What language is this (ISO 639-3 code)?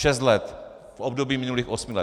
ces